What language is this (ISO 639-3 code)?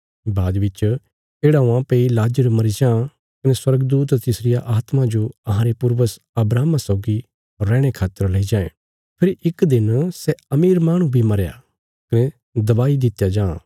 kfs